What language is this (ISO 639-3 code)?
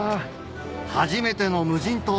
jpn